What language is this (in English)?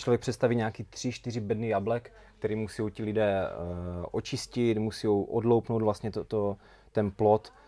Czech